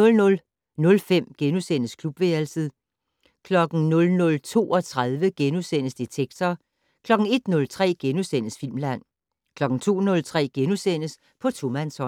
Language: Danish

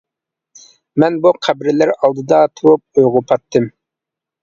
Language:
Uyghur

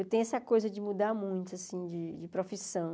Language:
Portuguese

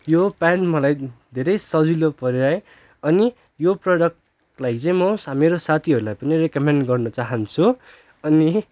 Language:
Nepali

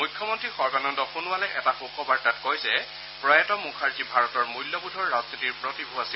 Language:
Assamese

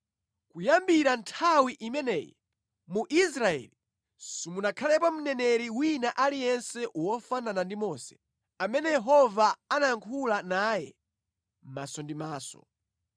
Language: Nyanja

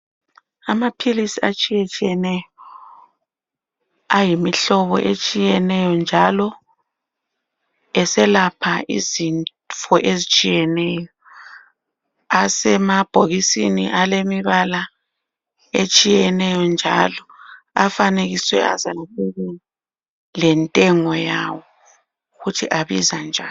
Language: North Ndebele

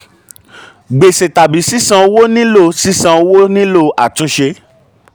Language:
Yoruba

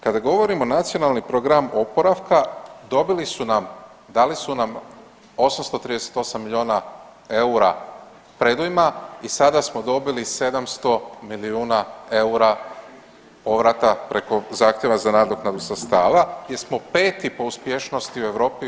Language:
Croatian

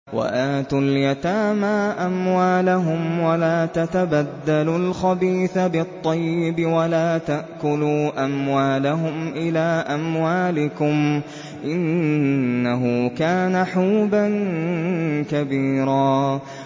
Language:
Arabic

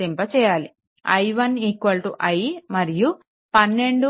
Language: Telugu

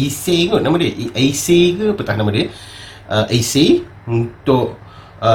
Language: Malay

